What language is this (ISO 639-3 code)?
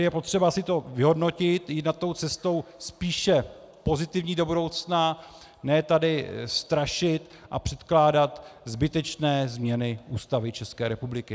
ces